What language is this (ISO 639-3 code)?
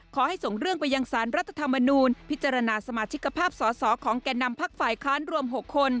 tha